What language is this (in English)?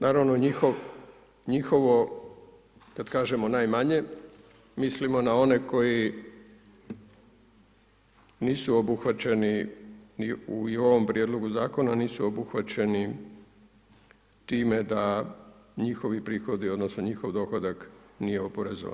Croatian